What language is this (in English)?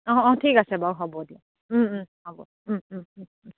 Assamese